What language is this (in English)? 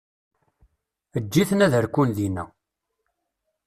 Kabyle